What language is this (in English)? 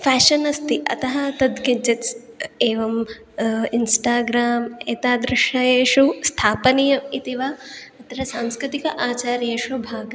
Sanskrit